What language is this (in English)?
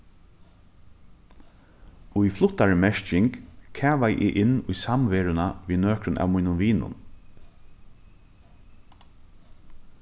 Faroese